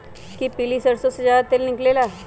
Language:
Magahi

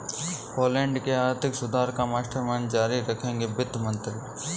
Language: Hindi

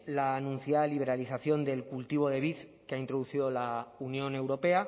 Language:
Spanish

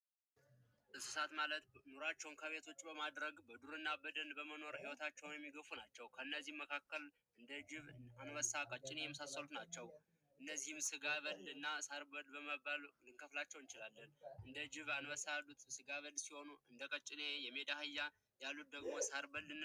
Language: Amharic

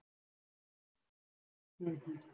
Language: Gujarati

